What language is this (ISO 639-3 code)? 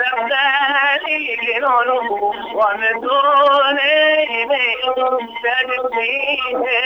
ara